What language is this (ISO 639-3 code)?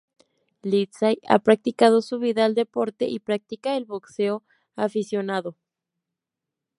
spa